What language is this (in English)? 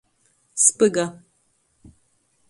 Latgalian